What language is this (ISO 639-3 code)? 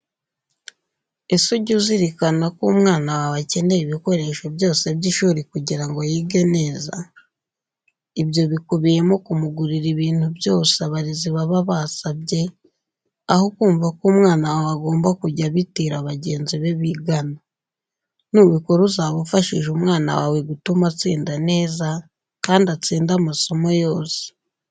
kin